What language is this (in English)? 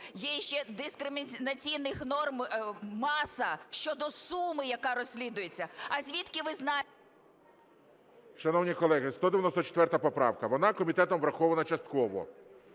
Ukrainian